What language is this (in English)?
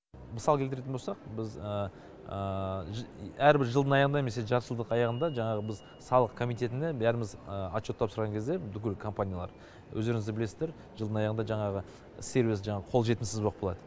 Kazakh